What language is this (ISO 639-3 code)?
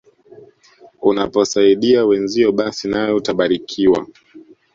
swa